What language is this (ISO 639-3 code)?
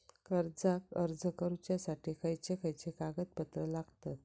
mar